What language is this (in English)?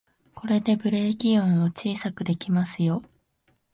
Japanese